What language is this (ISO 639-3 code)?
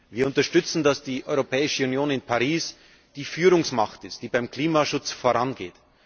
deu